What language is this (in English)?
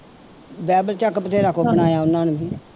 Punjabi